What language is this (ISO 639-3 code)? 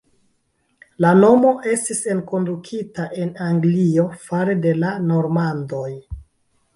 epo